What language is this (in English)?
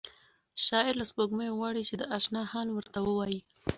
Pashto